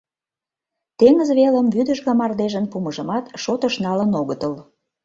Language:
Mari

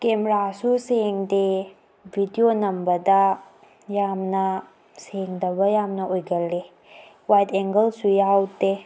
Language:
Manipuri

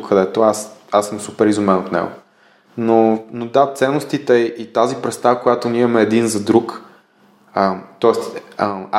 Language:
Bulgarian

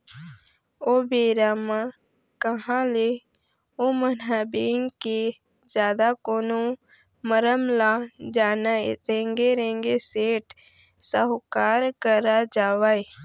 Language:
Chhattisgarhi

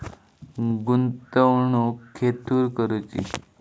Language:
Marathi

